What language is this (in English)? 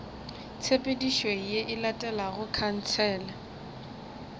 Northern Sotho